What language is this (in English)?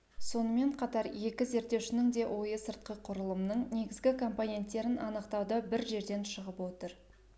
Kazakh